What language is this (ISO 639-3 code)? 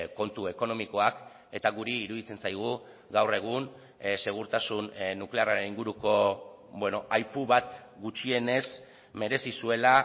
eus